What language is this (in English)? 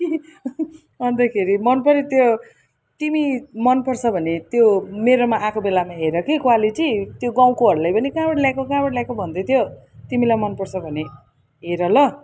Nepali